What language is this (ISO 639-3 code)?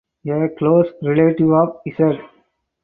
eng